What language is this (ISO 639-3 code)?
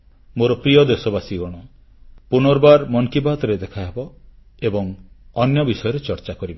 ori